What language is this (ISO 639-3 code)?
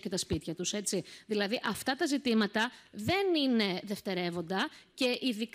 ell